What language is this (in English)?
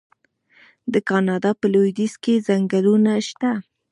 Pashto